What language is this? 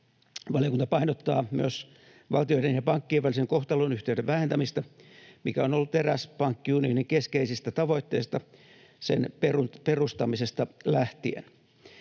Finnish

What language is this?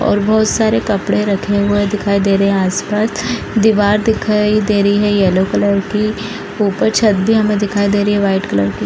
Hindi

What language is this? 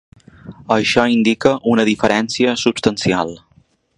Catalan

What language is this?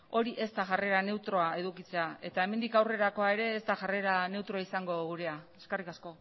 Basque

